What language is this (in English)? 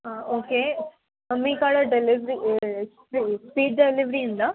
Telugu